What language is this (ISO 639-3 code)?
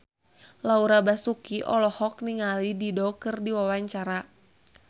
sun